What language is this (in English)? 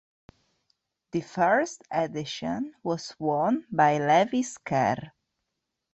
English